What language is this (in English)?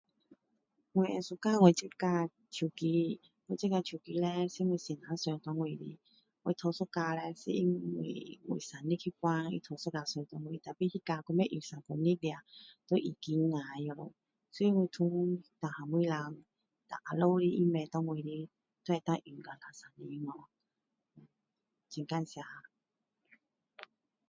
Min Dong Chinese